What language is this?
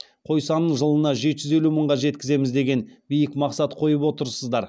Kazakh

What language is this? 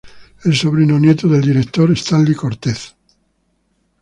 Spanish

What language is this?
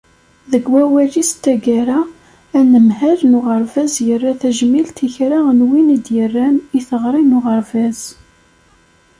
Kabyle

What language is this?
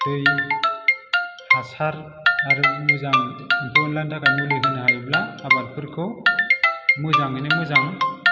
Bodo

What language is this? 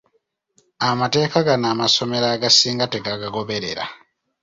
Ganda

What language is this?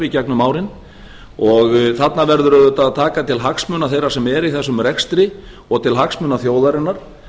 Icelandic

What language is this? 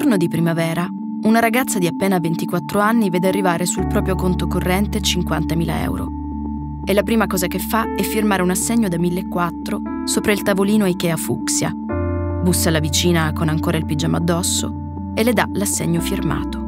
Italian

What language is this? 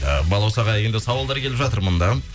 Kazakh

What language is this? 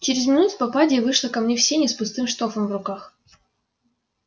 Russian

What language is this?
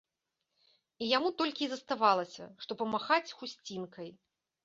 Belarusian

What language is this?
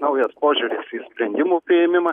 Lithuanian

